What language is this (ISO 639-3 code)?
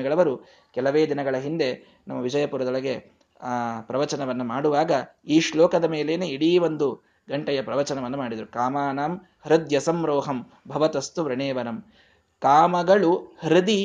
kan